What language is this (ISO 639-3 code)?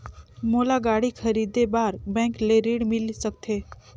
hne